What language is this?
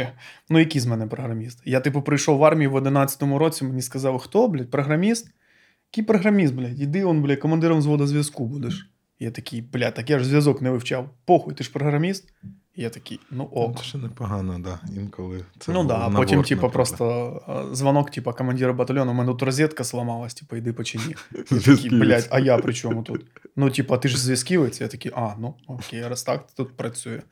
Ukrainian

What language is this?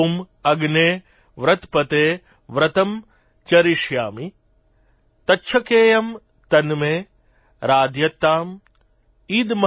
Gujarati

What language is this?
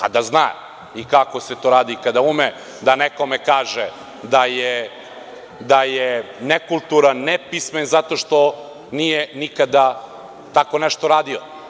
Serbian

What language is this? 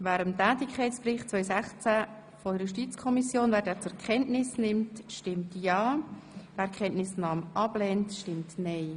Swiss German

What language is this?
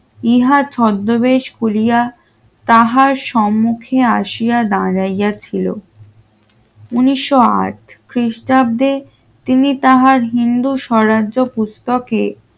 Bangla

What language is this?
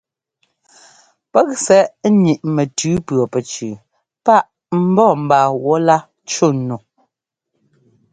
Ngomba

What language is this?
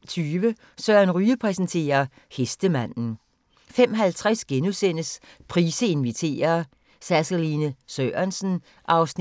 Danish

